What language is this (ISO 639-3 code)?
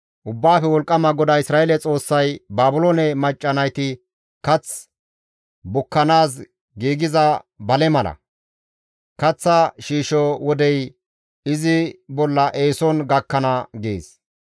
gmv